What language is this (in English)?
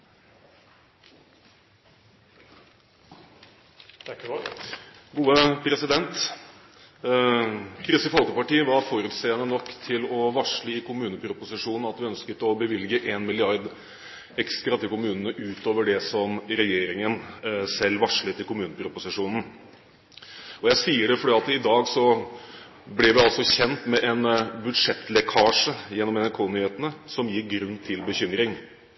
Norwegian